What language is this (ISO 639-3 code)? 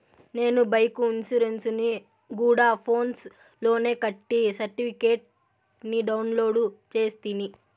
tel